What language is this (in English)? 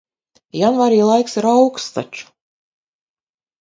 Latvian